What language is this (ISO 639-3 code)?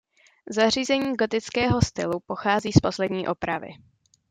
ces